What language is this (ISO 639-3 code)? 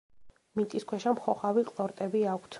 kat